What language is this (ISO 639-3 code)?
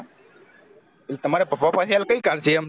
guj